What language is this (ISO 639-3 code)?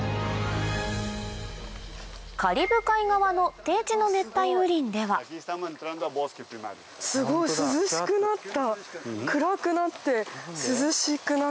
jpn